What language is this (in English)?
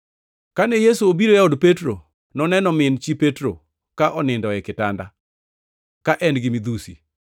Luo (Kenya and Tanzania)